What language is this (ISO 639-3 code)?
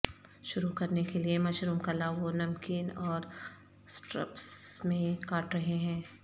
urd